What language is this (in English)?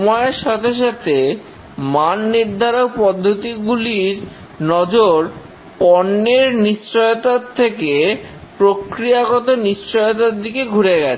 Bangla